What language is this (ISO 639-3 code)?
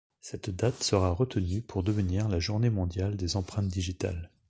fra